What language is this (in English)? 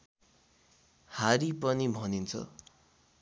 Nepali